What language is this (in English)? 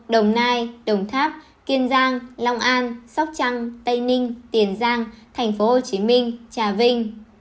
Vietnamese